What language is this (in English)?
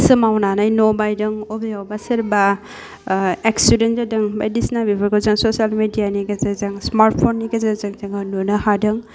Bodo